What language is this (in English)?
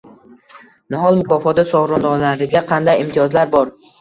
Uzbek